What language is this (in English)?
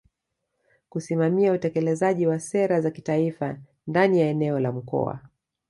Swahili